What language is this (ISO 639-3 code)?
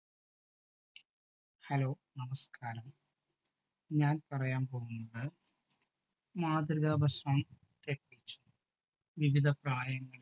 mal